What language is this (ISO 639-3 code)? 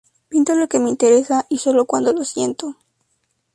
spa